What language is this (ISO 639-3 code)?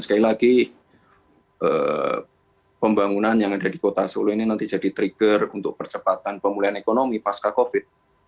ind